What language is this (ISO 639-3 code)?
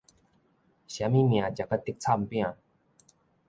nan